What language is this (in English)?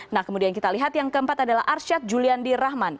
Indonesian